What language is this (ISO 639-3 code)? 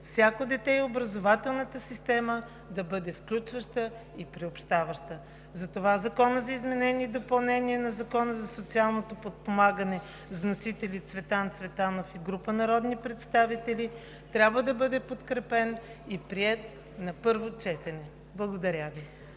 bul